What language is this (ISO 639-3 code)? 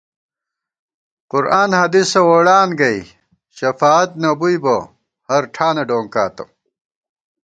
gwt